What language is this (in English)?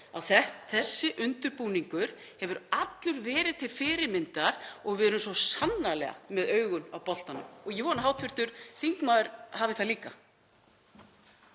Icelandic